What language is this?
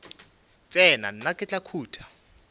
Northern Sotho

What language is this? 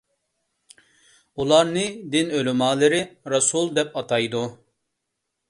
Uyghur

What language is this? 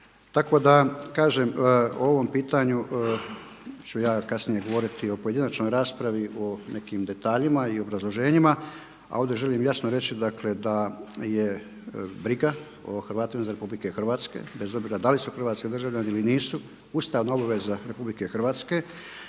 Croatian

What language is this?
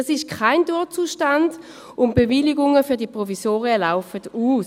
Swiss German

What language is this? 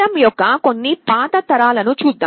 Telugu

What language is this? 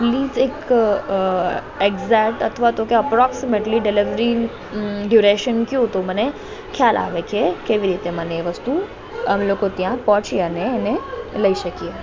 Gujarati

